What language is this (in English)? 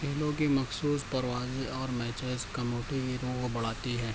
Urdu